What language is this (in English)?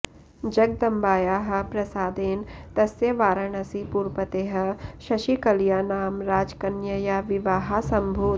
Sanskrit